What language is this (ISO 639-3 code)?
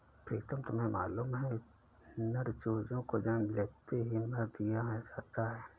hin